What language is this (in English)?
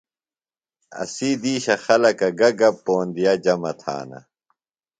Phalura